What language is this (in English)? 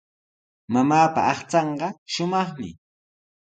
Sihuas Ancash Quechua